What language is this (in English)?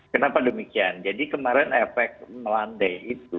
Indonesian